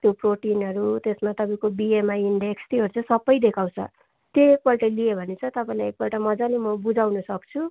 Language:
Nepali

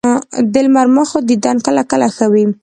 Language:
Pashto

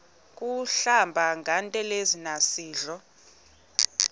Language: Xhosa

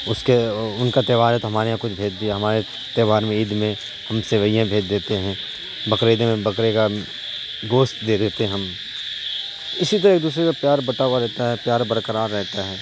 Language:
Urdu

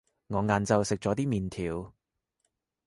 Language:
Cantonese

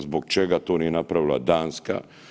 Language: Croatian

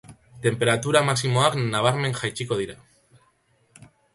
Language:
Basque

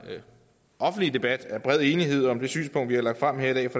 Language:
Danish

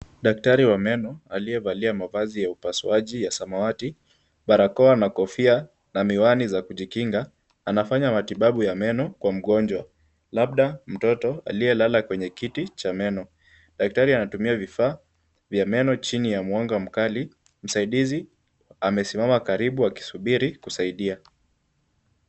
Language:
Swahili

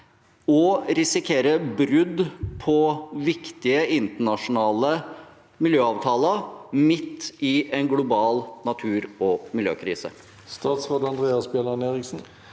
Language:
Norwegian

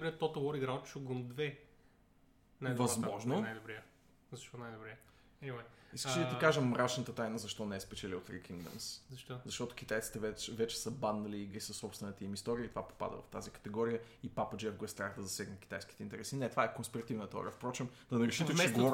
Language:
Bulgarian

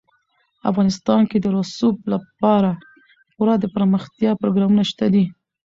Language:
Pashto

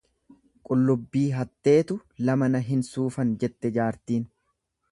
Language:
Oromo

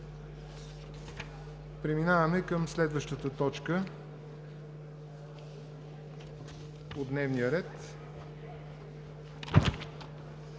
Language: Bulgarian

